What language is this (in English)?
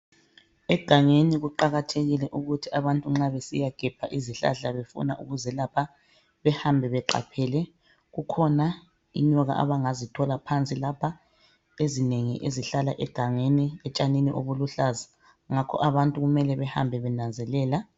North Ndebele